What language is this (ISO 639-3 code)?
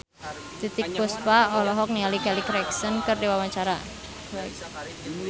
sun